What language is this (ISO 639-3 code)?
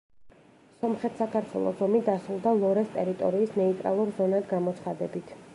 kat